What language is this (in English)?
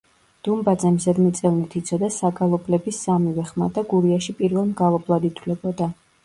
Georgian